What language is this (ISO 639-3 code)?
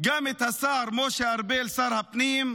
heb